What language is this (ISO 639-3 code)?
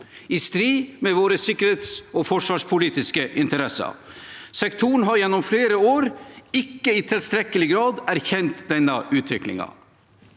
nor